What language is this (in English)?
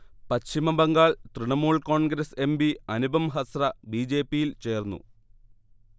Malayalam